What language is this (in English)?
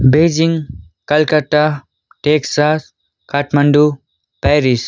Nepali